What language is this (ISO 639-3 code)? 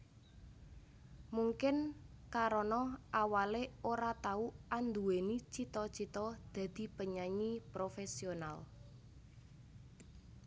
jav